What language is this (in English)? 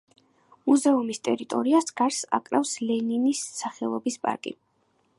Georgian